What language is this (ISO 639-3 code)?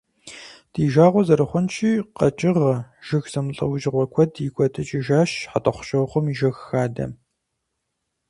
kbd